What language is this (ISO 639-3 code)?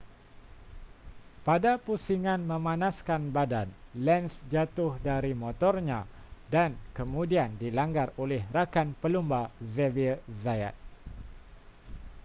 msa